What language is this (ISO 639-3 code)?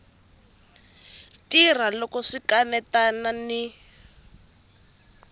tso